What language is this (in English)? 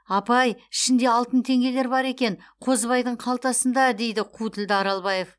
Kazakh